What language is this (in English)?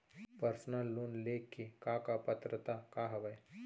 Chhattisgarhi